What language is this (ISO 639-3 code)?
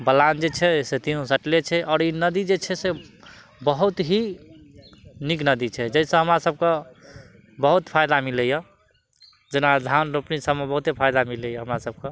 mai